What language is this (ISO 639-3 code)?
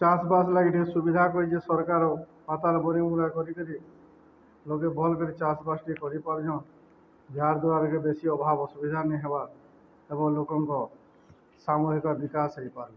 ori